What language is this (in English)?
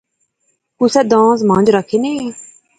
Pahari-Potwari